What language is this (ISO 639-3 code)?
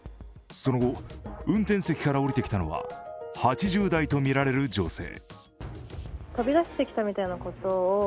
jpn